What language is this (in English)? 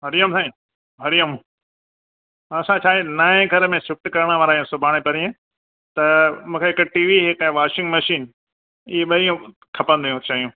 Sindhi